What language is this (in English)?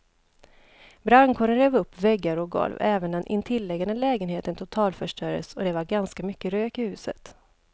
Swedish